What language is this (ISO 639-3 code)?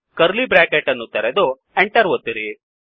kan